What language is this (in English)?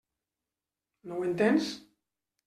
Catalan